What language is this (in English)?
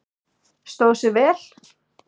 Icelandic